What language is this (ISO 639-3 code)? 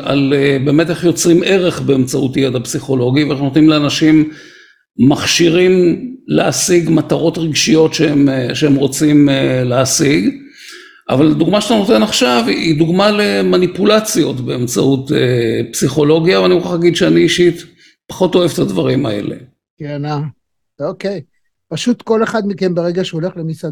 heb